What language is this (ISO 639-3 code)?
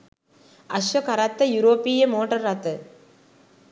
sin